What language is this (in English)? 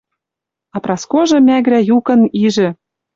Western Mari